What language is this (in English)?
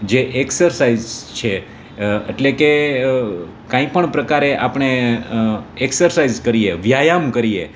Gujarati